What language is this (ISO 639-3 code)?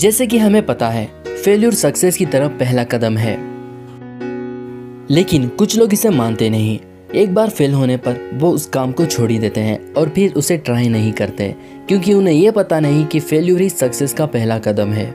hin